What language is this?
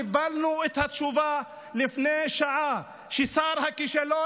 Hebrew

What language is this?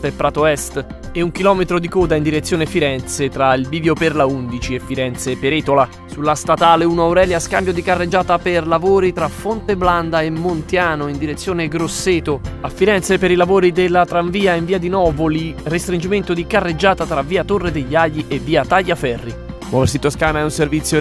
Italian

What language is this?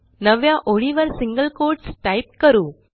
Marathi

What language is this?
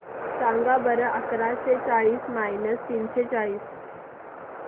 Marathi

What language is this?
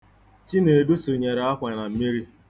Igbo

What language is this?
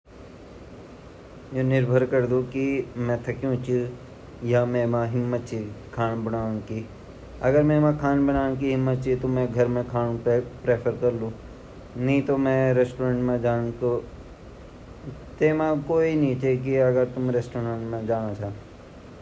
Garhwali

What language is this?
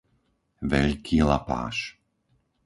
Slovak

